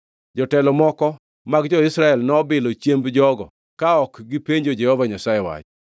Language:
Luo (Kenya and Tanzania)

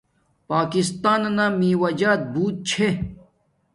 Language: Domaaki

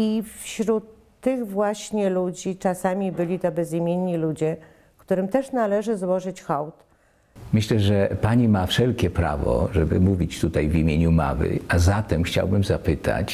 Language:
Polish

